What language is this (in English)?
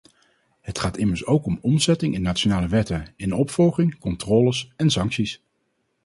Dutch